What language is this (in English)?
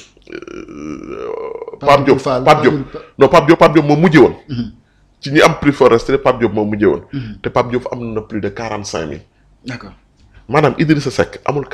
French